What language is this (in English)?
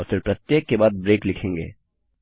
Hindi